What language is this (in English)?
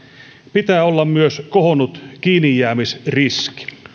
Finnish